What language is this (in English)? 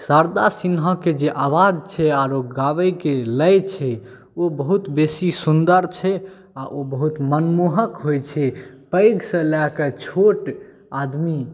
Maithili